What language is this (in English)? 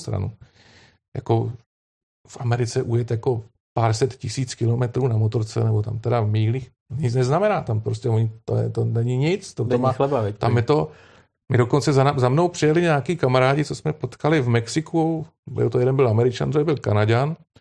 Czech